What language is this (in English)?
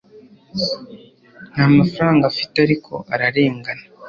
Kinyarwanda